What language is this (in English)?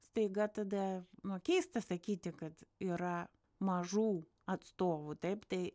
Lithuanian